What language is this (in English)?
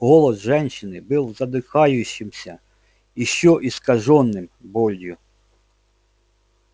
Russian